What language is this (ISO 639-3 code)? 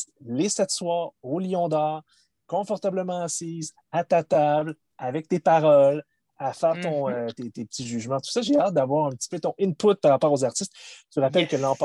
fra